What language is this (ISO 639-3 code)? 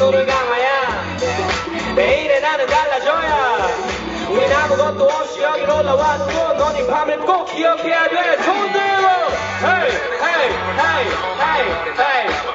kor